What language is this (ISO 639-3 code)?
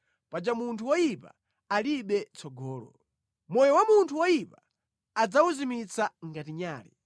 nya